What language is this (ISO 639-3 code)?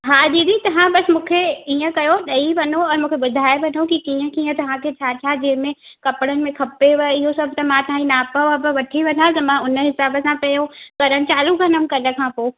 snd